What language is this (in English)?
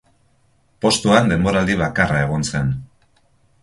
Basque